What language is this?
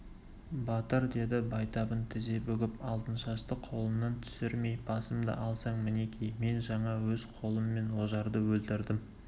Kazakh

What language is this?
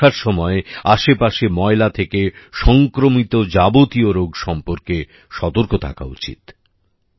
Bangla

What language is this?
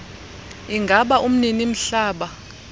Xhosa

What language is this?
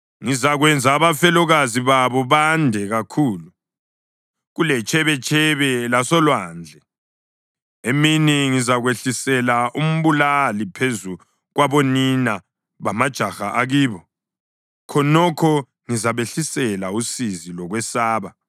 North Ndebele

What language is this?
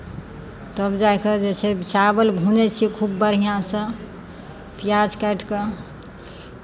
Maithili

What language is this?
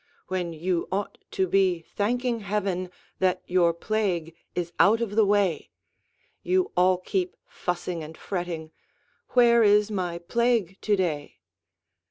English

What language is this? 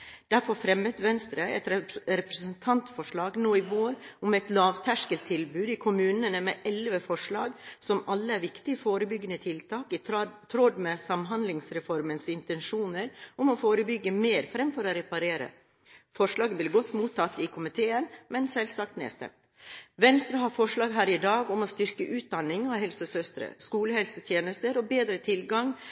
Norwegian Bokmål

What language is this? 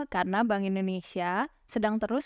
Indonesian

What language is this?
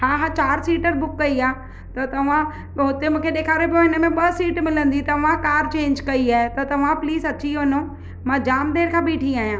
Sindhi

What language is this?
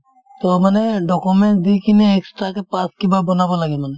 Assamese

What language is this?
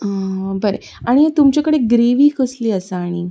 Konkani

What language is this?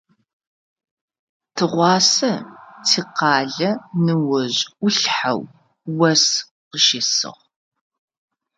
Adyghe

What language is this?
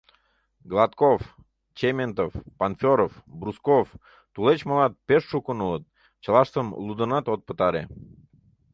Mari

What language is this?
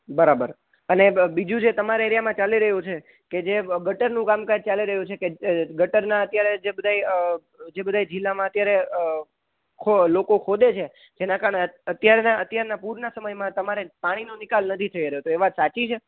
Gujarati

